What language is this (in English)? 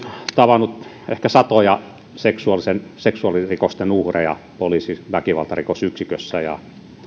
Finnish